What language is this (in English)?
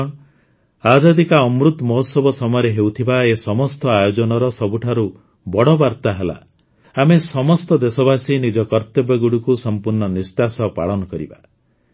Odia